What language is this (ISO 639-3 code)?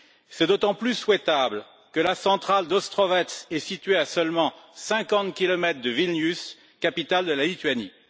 fra